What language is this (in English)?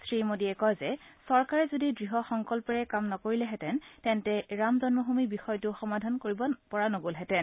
Assamese